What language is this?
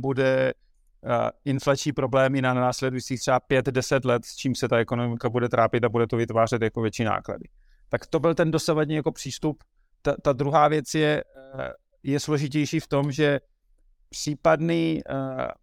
Czech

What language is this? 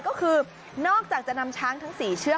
Thai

